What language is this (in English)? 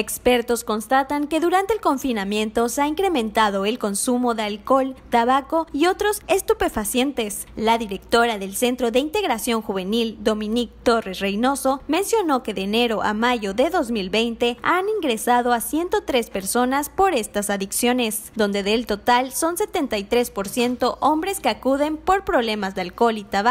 Spanish